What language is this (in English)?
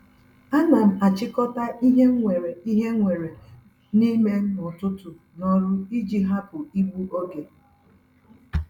Igbo